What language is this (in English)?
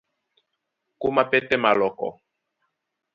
Duala